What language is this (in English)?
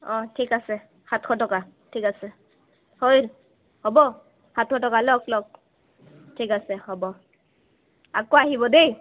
Assamese